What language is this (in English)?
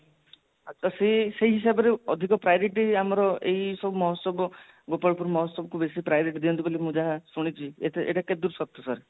Odia